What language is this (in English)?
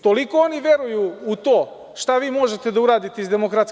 Serbian